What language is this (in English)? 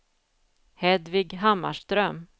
Swedish